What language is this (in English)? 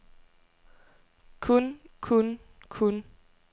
Danish